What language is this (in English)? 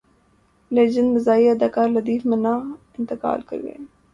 Urdu